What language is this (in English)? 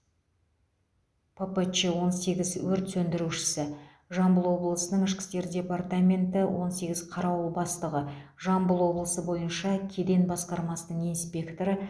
Kazakh